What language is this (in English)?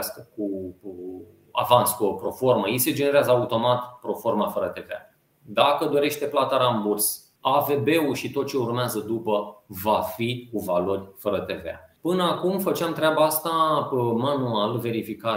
Romanian